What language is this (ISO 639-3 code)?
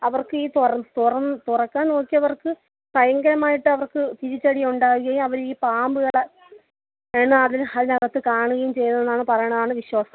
mal